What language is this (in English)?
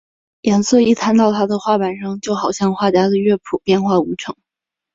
Chinese